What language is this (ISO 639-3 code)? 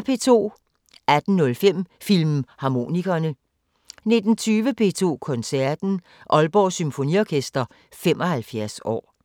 dan